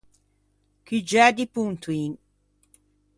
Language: Ligurian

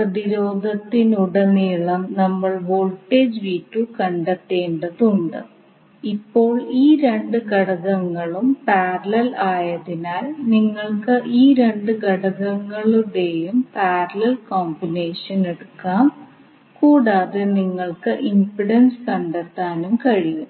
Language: Malayalam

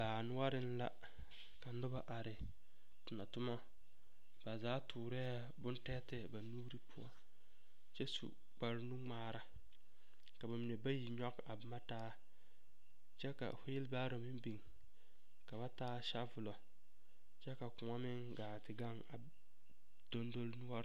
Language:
Southern Dagaare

